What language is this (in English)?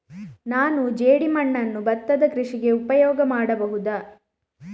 Kannada